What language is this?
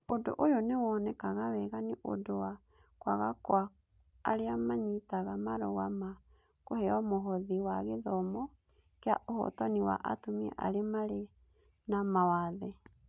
Kikuyu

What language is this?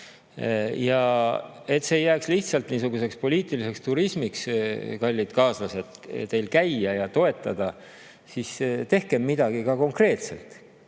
Estonian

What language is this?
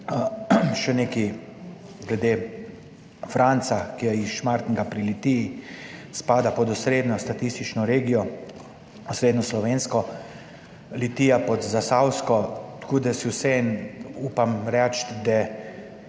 Slovenian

